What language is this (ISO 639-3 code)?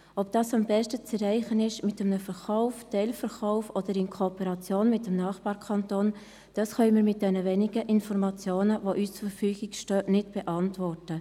gsw